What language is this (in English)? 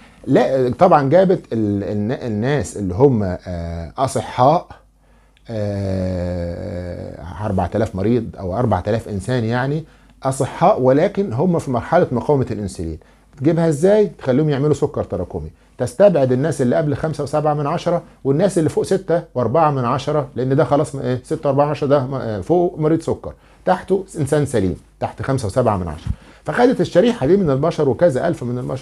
Arabic